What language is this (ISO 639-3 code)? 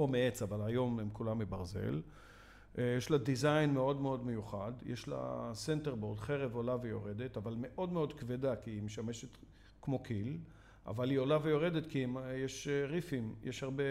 heb